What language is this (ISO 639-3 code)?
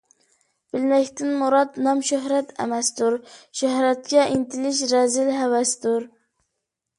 uig